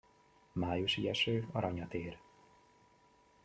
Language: Hungarian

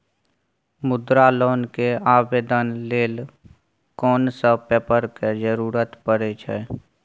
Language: Maithili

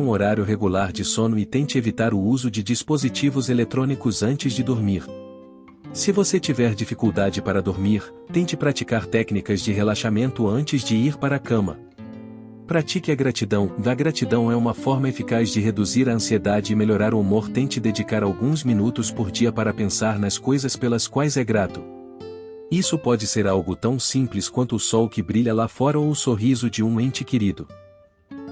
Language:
Portuguese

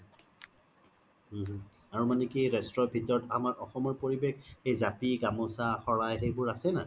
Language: Assamese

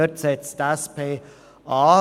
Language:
Swiss German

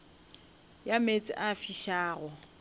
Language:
Northern Sotho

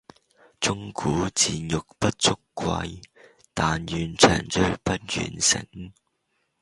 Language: Cantonese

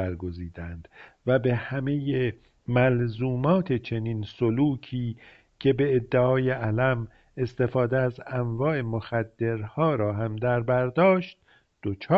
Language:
Persian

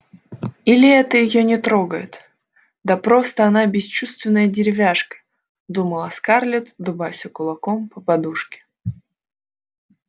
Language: Russian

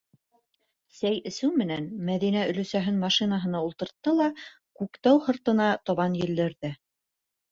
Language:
Bashkir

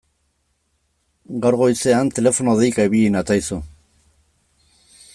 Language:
Basque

